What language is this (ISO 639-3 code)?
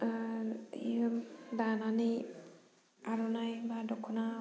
brx